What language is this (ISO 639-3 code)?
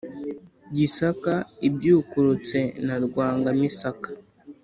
kin